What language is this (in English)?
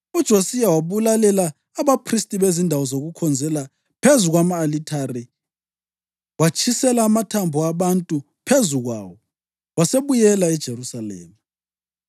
North Ndebele